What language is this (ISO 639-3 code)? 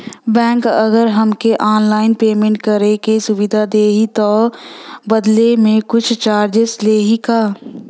bho